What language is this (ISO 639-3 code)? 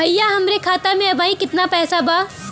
bho